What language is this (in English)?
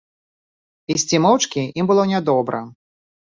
Belarusian